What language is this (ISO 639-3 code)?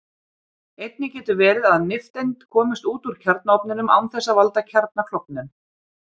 isl